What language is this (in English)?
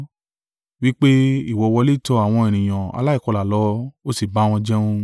Yoruba